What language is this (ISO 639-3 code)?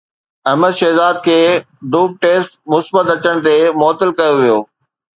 snd